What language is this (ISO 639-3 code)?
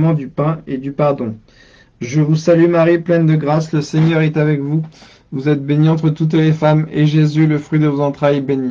fra